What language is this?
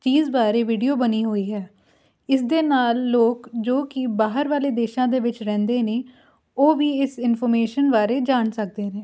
Punjabi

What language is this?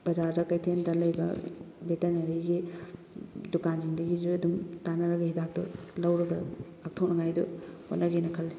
Manipuri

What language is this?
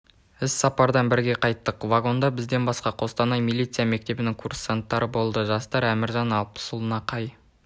Kazakh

